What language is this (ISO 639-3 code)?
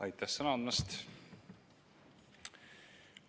est